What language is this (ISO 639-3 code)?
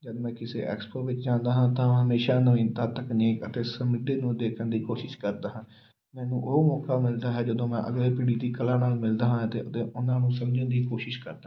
pan